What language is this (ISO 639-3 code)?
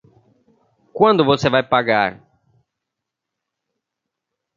por